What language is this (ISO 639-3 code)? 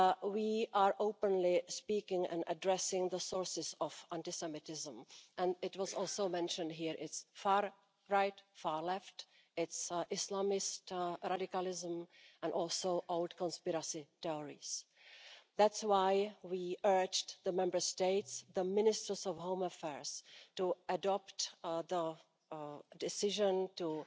eng